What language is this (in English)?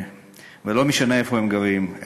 Hebrew